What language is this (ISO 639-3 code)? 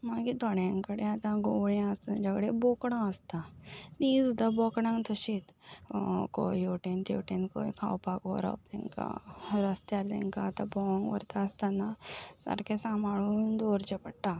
kok